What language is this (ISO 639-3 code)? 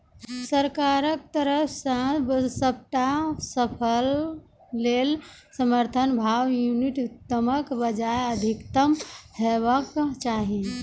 mai